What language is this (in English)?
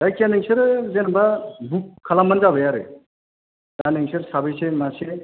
Bodo